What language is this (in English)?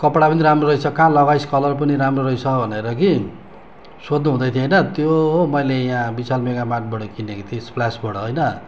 Nepali